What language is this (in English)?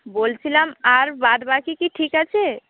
Bangla